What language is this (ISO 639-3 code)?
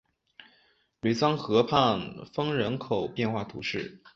zho